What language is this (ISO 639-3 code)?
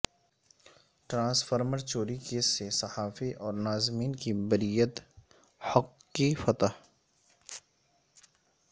urd